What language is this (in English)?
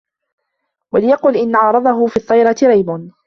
Arabic